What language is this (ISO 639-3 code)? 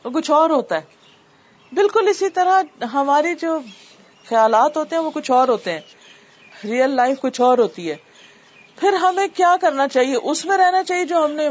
urd